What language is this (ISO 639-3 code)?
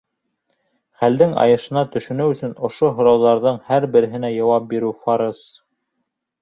bak